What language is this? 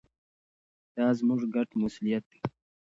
Pashto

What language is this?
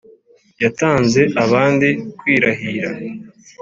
Kinyarwanda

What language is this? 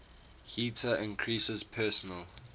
English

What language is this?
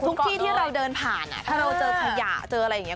Thai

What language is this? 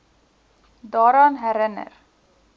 Afrikaans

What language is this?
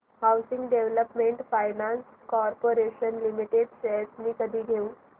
Marathi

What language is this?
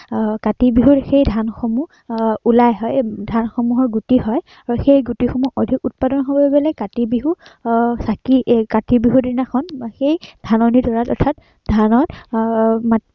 Assamese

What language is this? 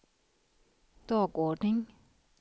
Swedish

